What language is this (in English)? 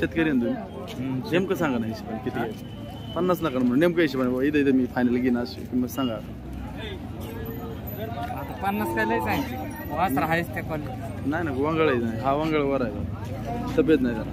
Hindi